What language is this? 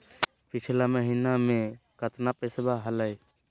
Magahi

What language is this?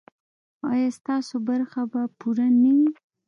Pashto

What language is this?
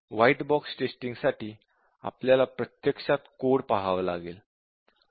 Marathi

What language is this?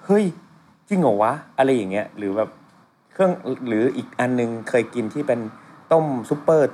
Thai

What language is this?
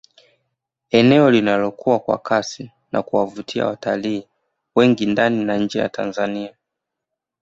Swahili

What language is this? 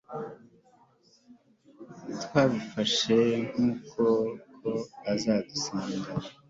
Kinyarwanda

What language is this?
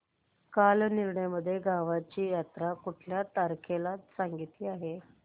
Marathi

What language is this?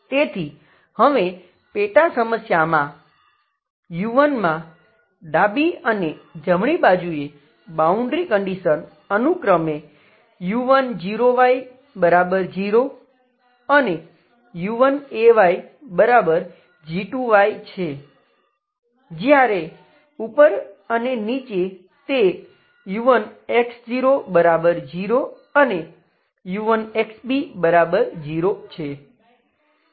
Gujarati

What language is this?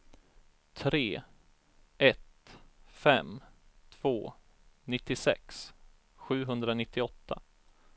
Swedish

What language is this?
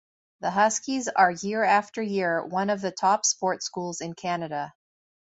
English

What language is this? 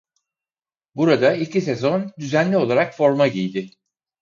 Turkish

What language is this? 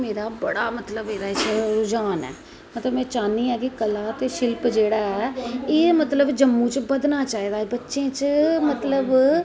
Dogri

